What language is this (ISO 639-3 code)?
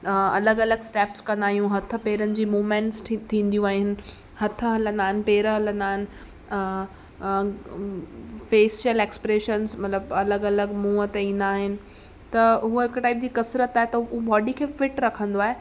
snd